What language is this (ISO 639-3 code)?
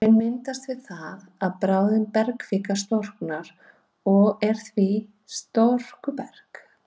isl